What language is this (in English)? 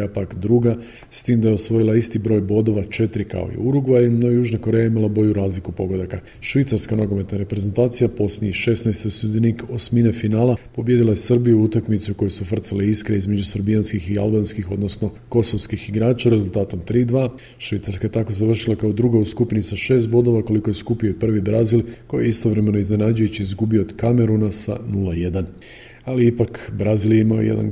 Croatian